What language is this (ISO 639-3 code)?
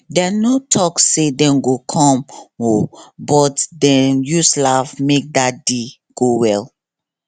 pcm